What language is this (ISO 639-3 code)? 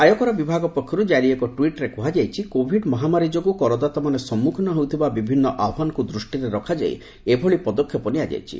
ori